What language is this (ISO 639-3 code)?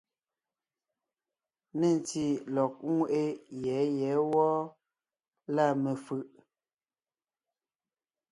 nnh